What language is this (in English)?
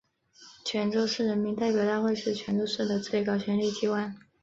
Chinese